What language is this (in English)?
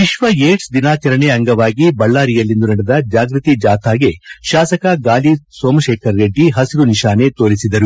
Kannada